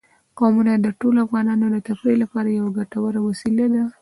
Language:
Pashto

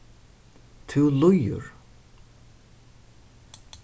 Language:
Faroese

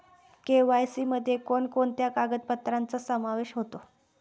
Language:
Marathi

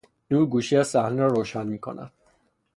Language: Persian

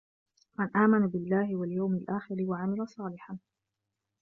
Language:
Arabic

